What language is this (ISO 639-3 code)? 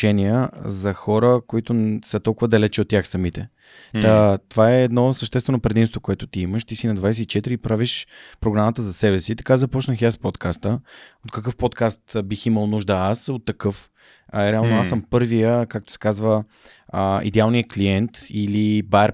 bul